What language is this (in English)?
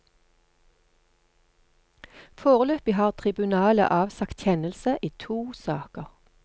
Norwegian